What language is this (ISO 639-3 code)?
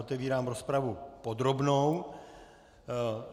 ces